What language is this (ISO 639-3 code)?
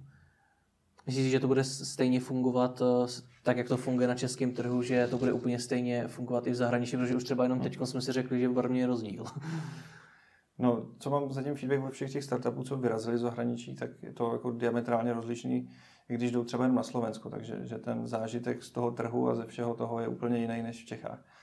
ces